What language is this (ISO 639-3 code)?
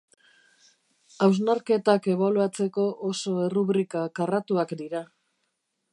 eus